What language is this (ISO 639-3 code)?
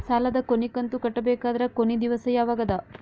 kan